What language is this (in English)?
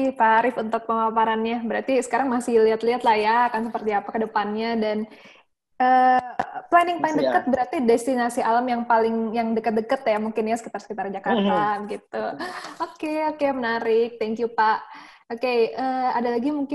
Indonesian